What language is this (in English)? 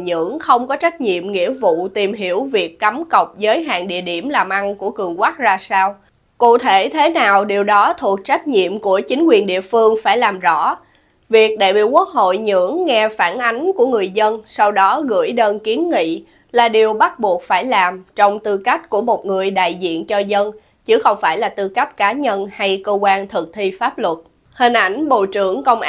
Vietnamese